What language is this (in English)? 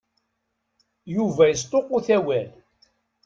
Kabyle